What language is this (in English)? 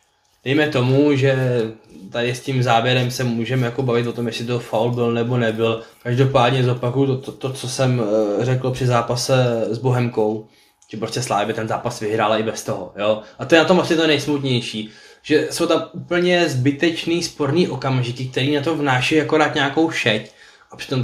Czech